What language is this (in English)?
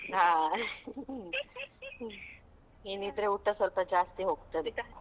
Kannada